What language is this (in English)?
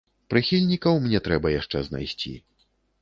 Belarusian